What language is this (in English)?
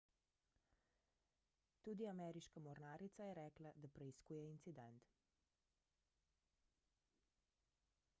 Slovenian